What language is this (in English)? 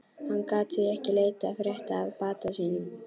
Icelandic